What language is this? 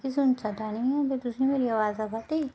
Dogri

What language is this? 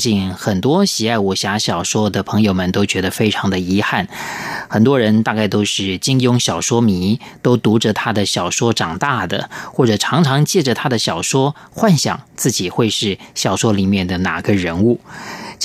Chinese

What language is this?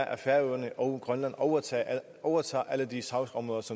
Danish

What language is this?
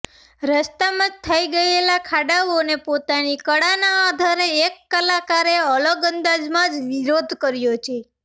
Gujarati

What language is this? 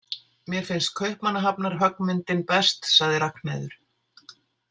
Icelandic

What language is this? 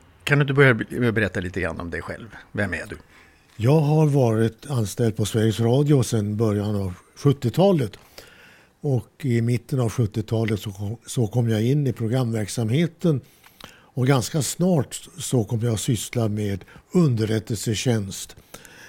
Swedish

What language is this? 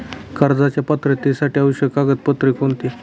Marathi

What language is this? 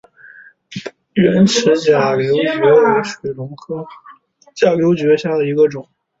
Chinese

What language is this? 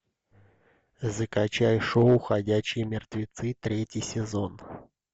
Russian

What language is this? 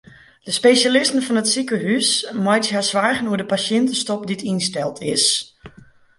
Western Frisian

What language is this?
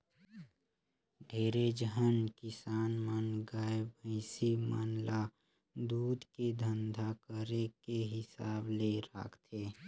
Chhattisgarhi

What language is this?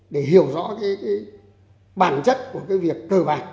Vietnamese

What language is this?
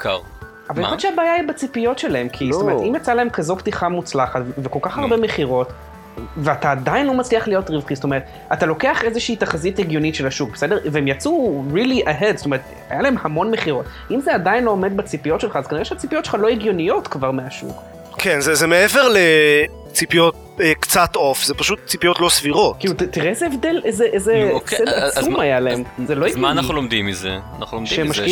Hebrew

